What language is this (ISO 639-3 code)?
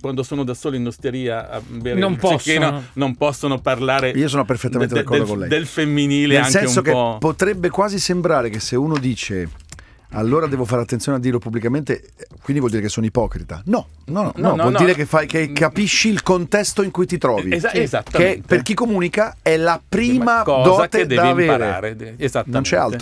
ita